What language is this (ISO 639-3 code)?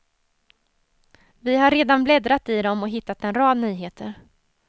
swe